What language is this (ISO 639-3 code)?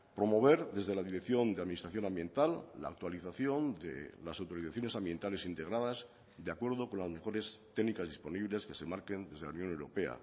spa